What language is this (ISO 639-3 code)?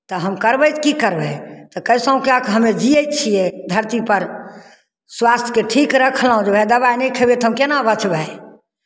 mai